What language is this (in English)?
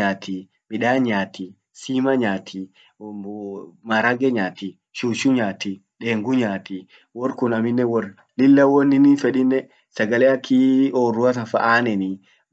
Orma